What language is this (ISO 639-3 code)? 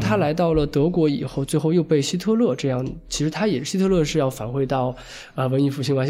zho